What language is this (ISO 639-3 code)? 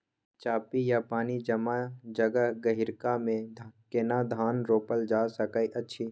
mai